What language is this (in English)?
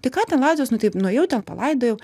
Lithuanian